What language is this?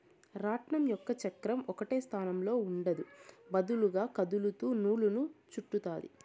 Telugu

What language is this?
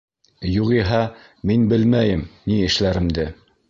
Bashkir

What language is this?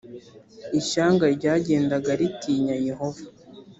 Kinyarwanda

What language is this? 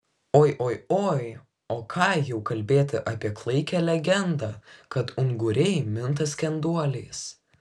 Lithuanian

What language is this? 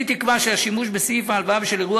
Hebrew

